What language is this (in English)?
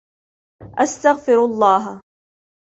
Arabic